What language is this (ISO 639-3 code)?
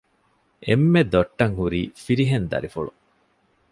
div